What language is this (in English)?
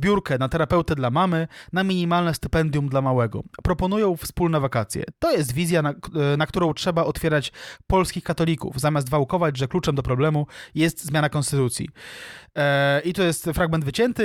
Polish